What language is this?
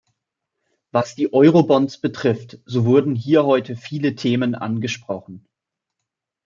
German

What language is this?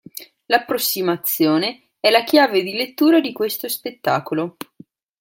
Italian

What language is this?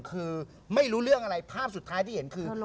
Thai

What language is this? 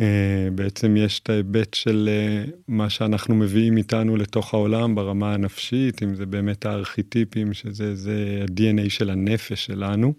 Hebrew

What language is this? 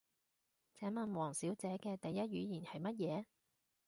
Cantonese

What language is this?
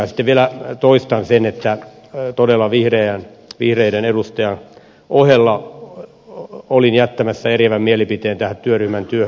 Finnish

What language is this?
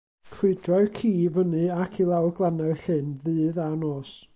Welsh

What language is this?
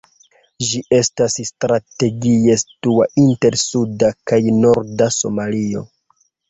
Esperanto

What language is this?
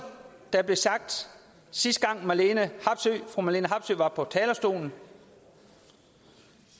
Danish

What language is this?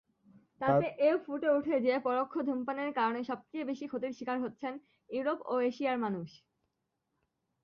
Bangla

